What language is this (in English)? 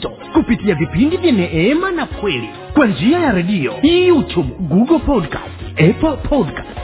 Swahili